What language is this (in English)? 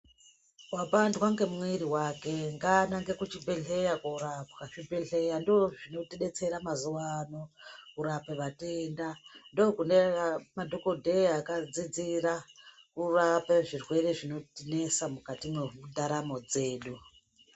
Ndau